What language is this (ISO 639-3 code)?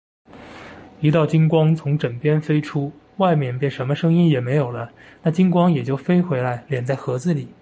zho